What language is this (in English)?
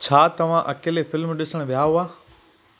Sindhi